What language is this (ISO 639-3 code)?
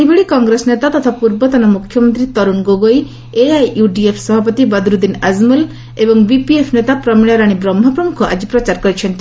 ori